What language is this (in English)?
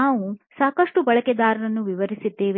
Kannada